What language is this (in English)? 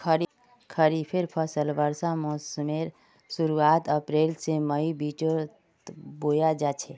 Magahi